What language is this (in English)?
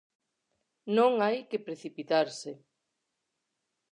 Galician